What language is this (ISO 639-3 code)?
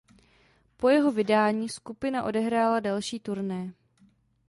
ces